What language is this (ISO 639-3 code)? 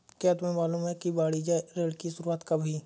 hin